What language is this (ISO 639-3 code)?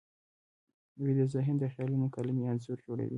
pus